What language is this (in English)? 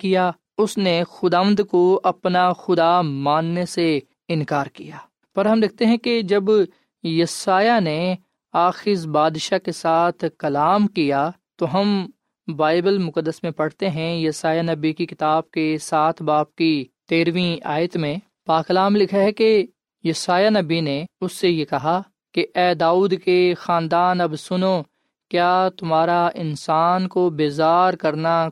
Urdu